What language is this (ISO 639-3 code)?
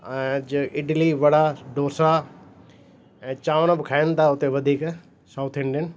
snd